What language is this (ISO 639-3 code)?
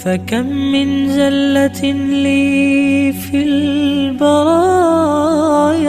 ara